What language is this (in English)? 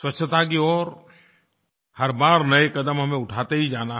Hindi